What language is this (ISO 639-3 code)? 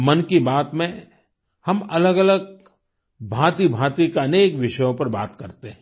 hin